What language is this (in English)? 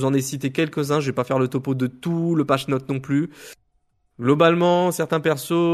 French